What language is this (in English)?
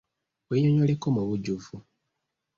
Ganda